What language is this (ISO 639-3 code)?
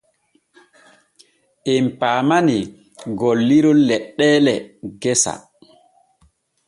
fue